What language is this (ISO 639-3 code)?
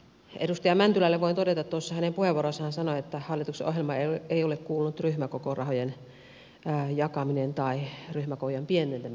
fin